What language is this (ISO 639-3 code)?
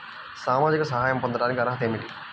tel